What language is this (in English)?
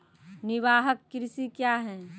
Maithili